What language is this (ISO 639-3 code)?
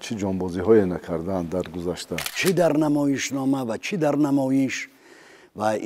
fas